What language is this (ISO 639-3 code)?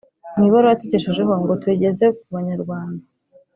kin